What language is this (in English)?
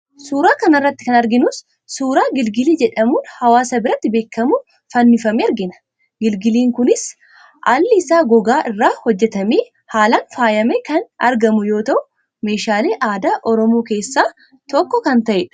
Oromo